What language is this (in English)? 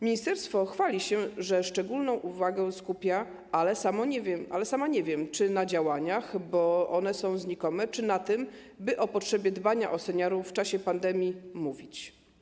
Polish